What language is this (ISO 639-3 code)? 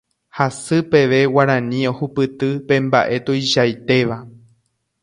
grn